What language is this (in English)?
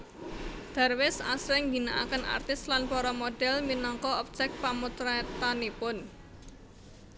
Javanese